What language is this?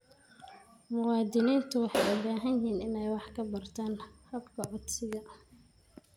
Somali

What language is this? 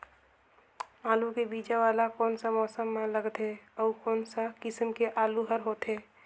Chhattisgarhi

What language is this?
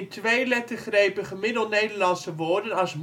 Dutch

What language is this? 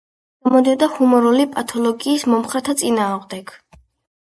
Georgian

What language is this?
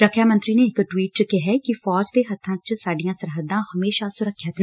Punjabi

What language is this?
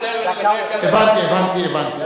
Hebrew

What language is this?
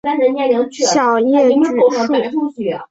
Chinese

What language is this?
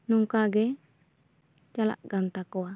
Santali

